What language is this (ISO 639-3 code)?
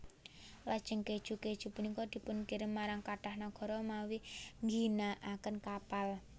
jav